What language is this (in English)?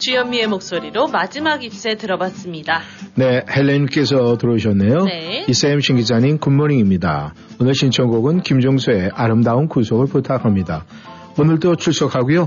Korean